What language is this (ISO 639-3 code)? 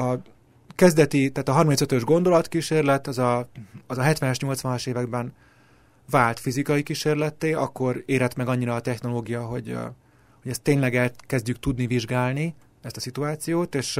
hun